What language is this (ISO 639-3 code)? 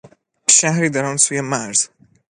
fas